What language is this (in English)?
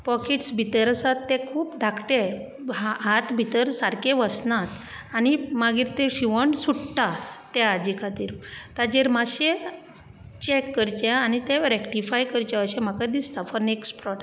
Konkani